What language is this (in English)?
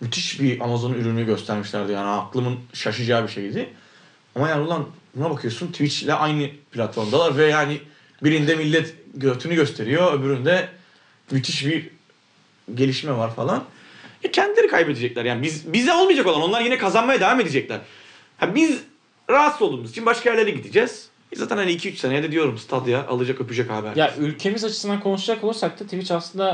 Turkish